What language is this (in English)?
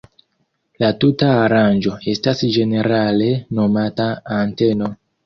Esperanto